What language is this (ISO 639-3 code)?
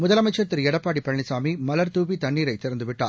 tam